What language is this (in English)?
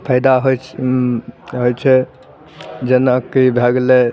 Maithili